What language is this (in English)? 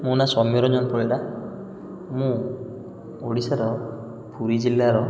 Odia